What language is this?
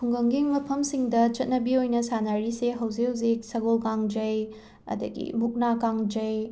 Manipuri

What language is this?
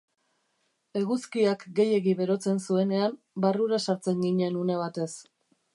Basque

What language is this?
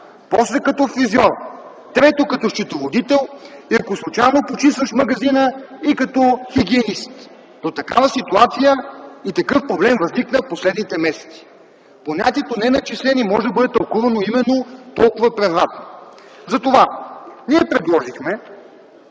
Bulgarian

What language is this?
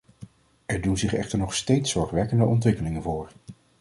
Dutch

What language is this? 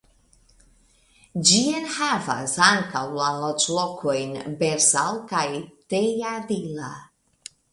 Esperanto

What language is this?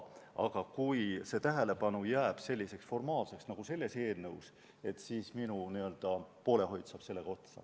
Estonian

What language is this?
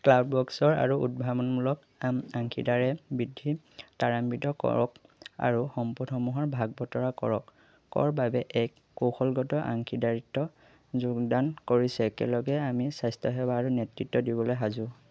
Assamese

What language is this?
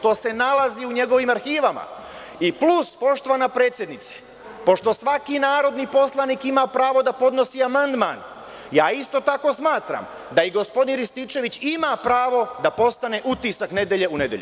Serbian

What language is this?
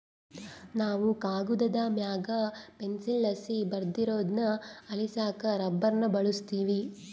Kannada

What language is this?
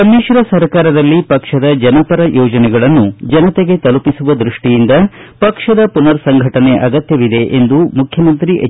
Kannada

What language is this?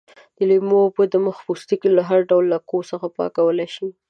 Pashto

